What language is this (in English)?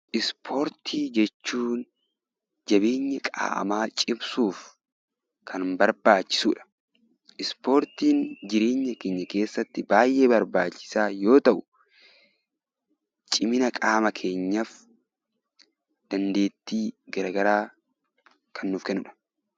Oromo